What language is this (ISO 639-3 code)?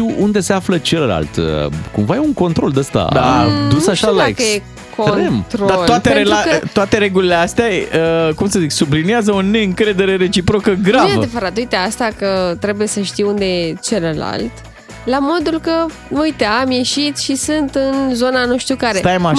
ron